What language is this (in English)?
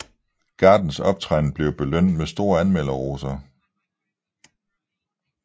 Danish